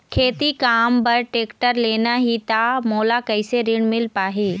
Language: Chhattisgarhi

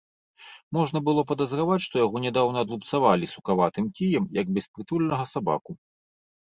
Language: Belarusian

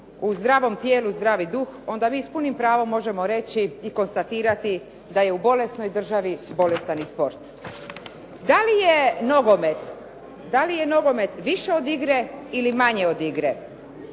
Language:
Croatian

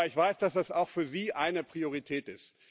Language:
German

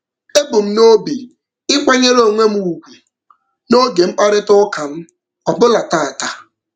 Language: Igbo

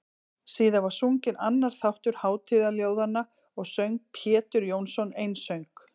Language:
Icelandic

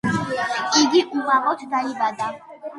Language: Georgian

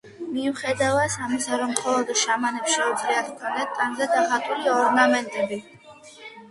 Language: Georgian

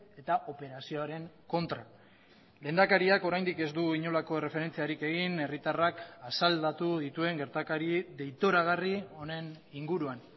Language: Basque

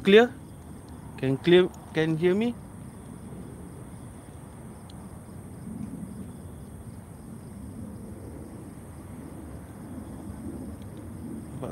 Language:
Malay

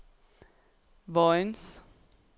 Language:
Danish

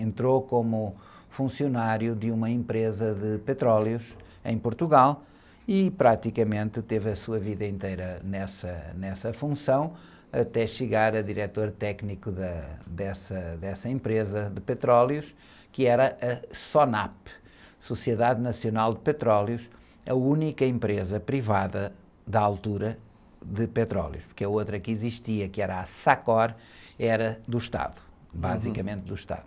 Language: Portuguese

